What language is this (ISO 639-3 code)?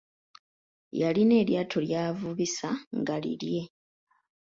lug